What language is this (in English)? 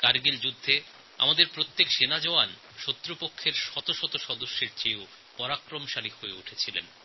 Bangla